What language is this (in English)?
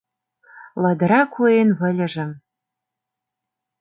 Mari